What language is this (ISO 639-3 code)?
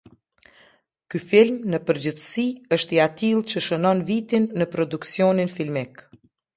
sqi